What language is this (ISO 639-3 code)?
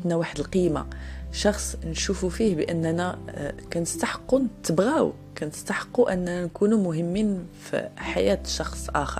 ara